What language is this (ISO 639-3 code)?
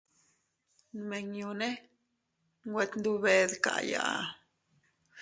cut